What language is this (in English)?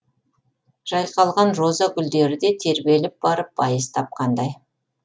Kazakh